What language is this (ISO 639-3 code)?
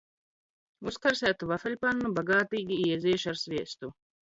lav